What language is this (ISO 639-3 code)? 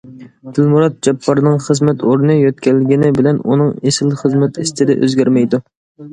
uig